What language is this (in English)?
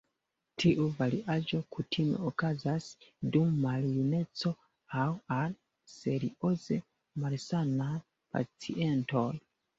Esperanto